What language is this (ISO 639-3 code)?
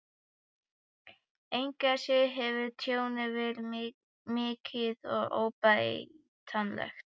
isl